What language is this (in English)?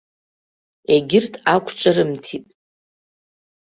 Abkhazian